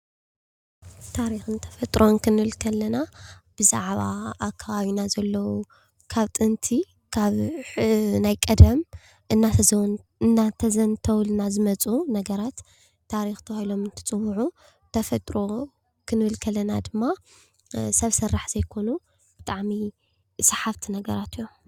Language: Tigrinya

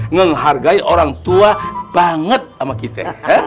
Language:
Indonesian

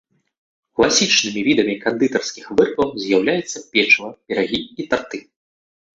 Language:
Belarusian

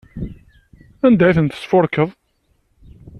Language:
Kabyle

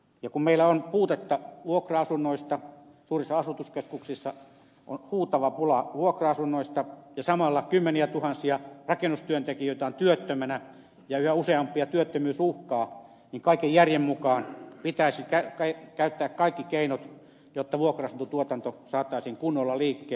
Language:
Finnish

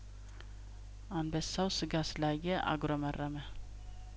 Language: Amharic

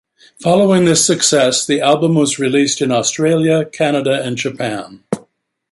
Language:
English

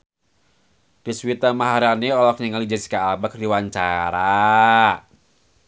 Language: Sundanese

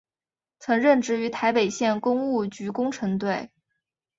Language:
Chinese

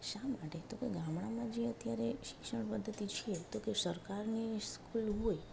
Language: Gujarati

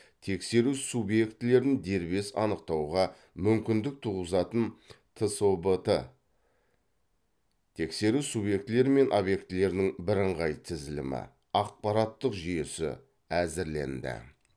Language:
Kazakh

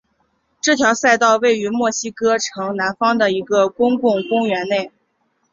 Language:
Chinese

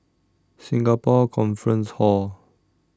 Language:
English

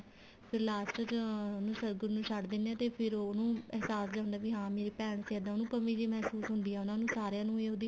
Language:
Punjabi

